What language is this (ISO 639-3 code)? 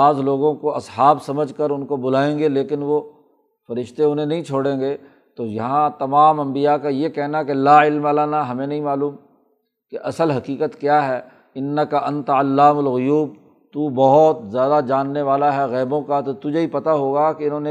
urd